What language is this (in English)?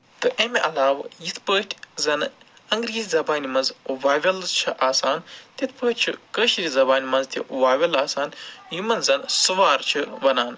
Kashmiri